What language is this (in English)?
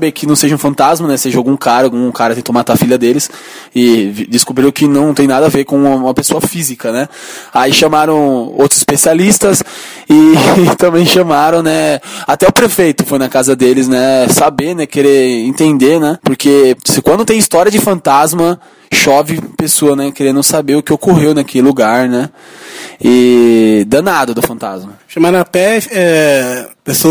Portuguese